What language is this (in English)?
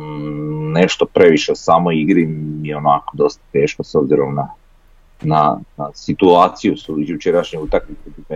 Croatian